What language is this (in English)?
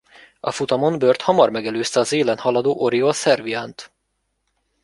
Hungarian